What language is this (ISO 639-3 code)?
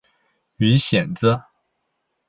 zho